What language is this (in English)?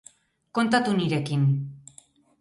Basque